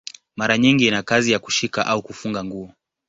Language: Swahili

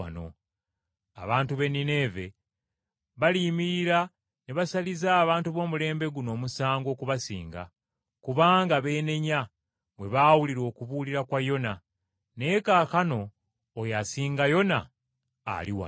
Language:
Ganda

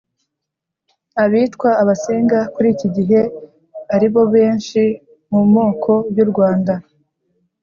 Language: Kinyarwanda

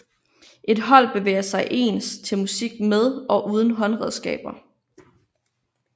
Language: Danish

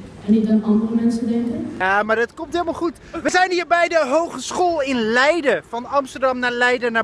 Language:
Dutch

